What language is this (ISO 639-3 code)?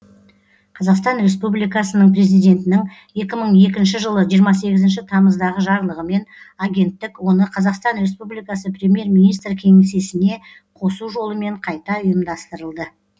kaz